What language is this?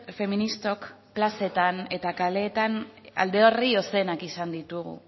Basque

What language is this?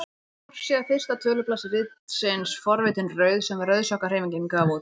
Icelandic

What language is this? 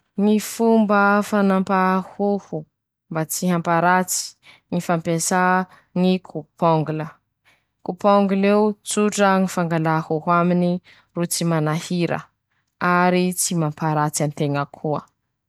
Masikoro Malagasy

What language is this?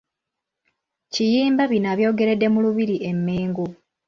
Ganda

